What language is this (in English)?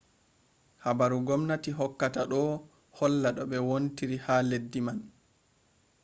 Fula